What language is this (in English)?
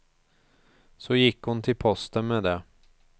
Swedish